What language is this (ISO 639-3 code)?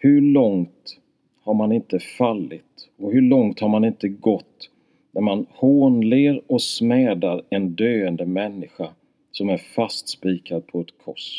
swe